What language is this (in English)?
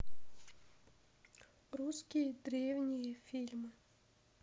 Russian